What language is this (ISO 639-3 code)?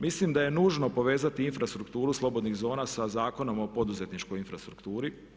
hrv